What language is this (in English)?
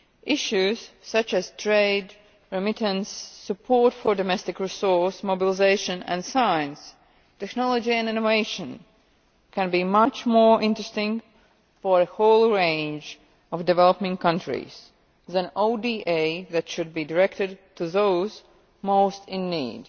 English